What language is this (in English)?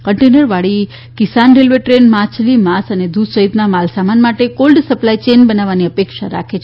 Gujarati